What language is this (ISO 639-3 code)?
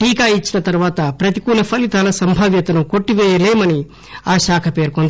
tel